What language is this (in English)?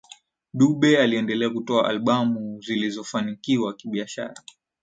Swahili